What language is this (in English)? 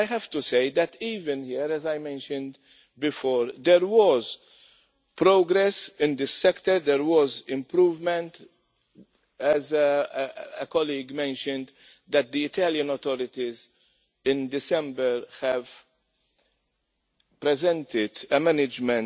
English